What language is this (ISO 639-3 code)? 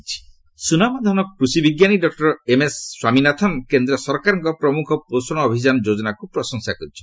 ori